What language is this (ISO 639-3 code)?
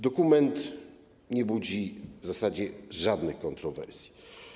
pol